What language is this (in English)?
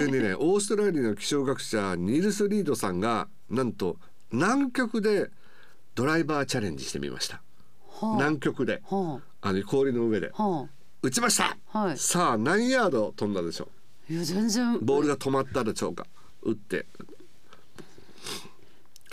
Japanese